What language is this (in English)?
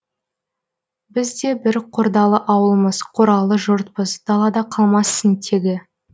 Kazakh